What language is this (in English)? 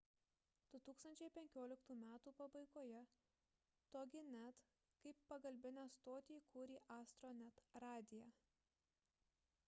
Lithuanian